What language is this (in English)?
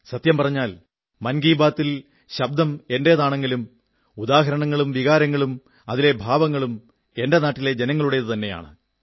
Malayalam